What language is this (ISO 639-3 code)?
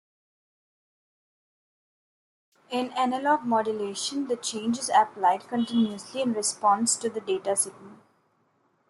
eng